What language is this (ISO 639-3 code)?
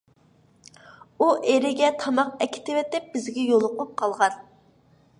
uig